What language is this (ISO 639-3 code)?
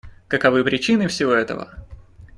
rus